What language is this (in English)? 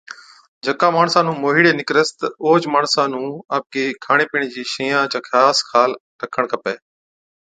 Od